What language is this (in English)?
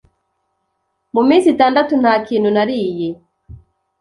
Kinyarwanda